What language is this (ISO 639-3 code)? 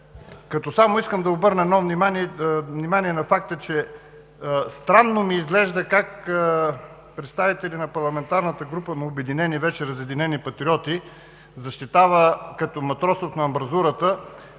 bul